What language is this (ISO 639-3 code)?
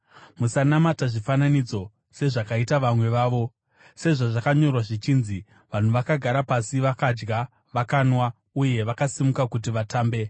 sna